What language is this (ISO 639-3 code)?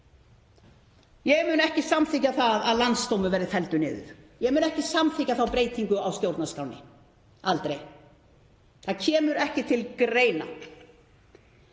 isl